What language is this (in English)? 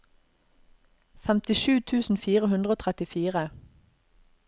Norwegian